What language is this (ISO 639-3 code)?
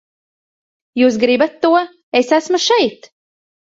lav